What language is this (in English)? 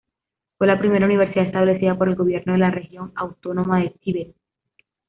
Spanish